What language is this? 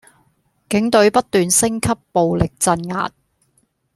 Cantonese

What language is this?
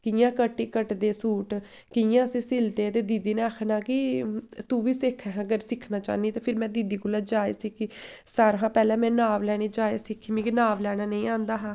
Dogri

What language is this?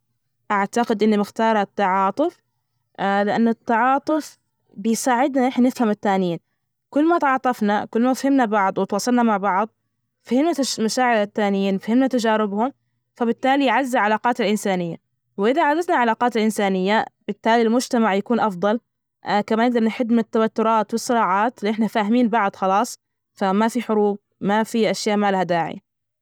Najdi Arabic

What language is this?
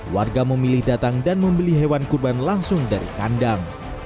Indonesian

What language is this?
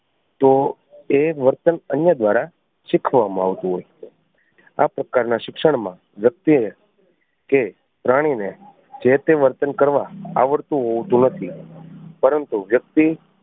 Gujarati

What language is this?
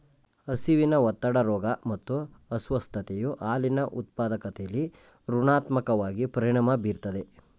Kannada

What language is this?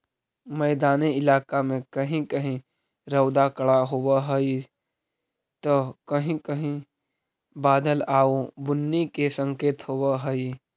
Magahi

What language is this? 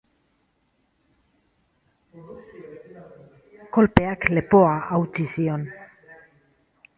Basque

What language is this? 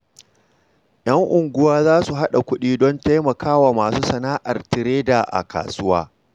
Hausa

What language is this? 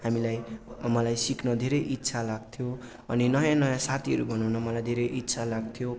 Nepali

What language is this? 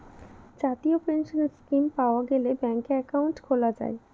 Bangla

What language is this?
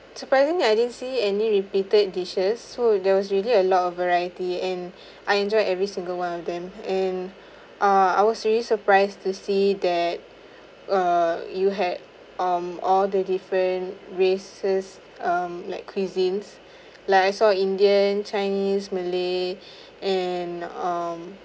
English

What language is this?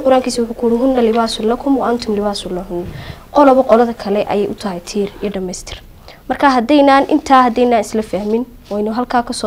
Arabic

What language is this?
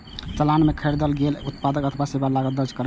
Maithili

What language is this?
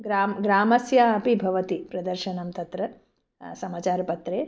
Sanskrit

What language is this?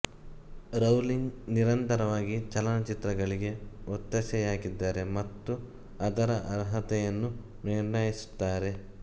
Kannada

